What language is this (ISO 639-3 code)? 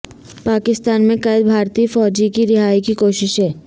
urd